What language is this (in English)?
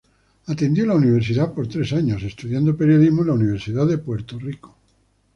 Spanish